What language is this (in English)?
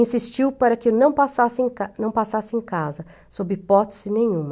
Portuguese